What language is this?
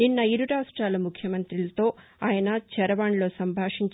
Telugu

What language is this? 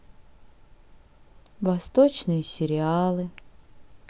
Russian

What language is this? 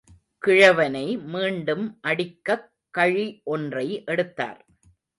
Tamil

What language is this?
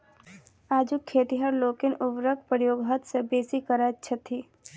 Maithili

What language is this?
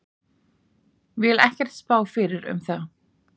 Icelandic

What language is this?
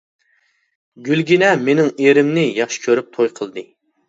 Uyghur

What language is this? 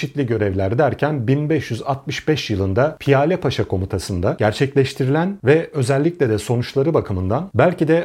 Turkish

